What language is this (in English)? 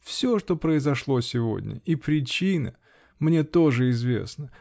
Russian